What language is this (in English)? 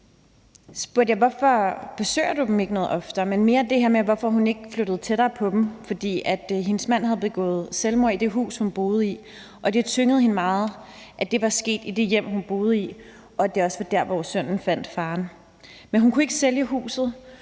Danish